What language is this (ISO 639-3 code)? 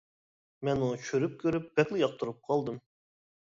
uig